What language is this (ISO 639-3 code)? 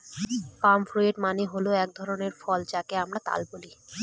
ben